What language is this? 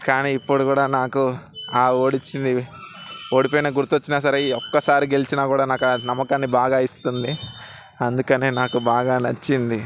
Telugu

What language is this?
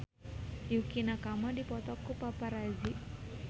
Sundanese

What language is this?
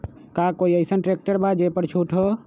Magahi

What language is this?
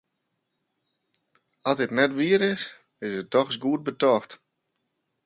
Western Frisian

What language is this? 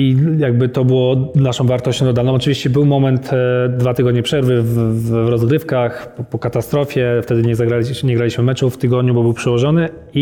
Polish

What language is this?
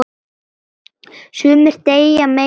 Icelandic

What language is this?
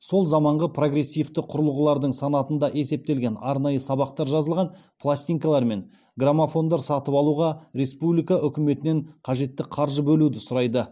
Kazakh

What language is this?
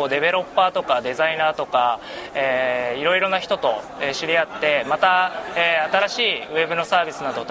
Japanese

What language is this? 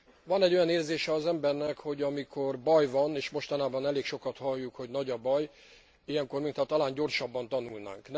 Hungarian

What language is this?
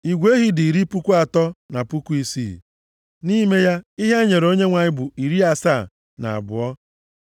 Igbo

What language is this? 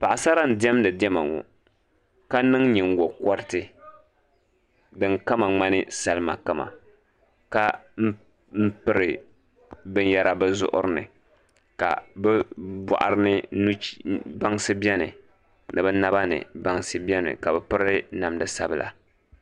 Dagbani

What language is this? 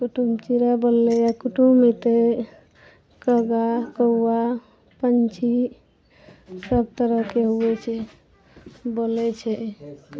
Maithili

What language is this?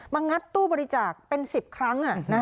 Thai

